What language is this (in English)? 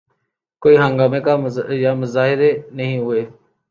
Urdu